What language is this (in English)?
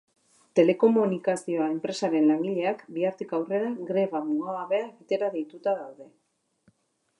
Basque